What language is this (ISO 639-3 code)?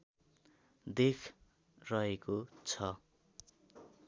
nep